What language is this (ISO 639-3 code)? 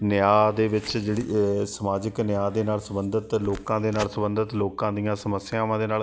pan